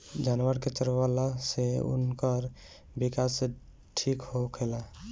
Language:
Bhojpuri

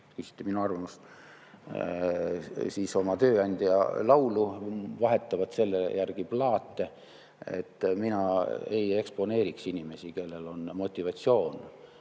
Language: Estonian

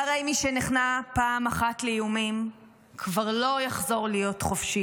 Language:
Hebrew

